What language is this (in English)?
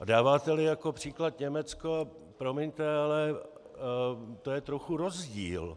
Czech